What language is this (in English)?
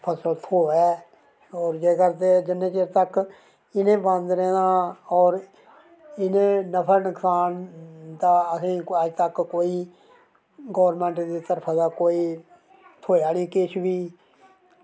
Dogri